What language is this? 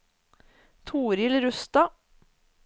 Norwegian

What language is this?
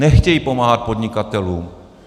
Czech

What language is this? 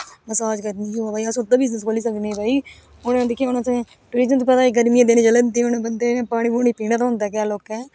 Dogri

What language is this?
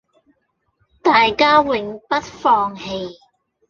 Cantonese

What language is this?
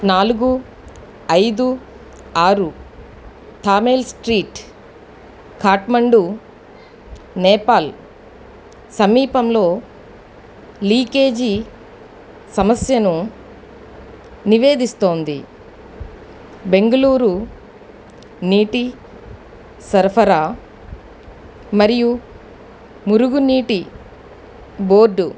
Telugu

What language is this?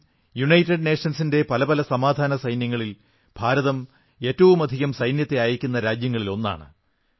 Malayalam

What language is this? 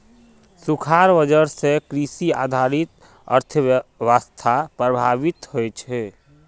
Magahi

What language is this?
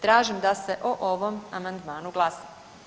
Croatian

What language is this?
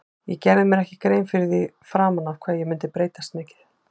Icelandic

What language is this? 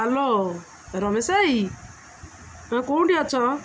Odia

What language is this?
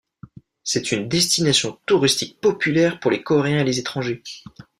French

